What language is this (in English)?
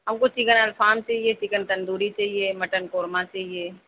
Urdu